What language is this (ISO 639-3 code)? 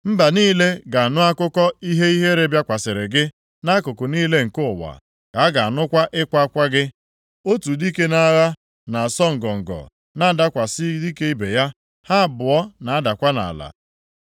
ibo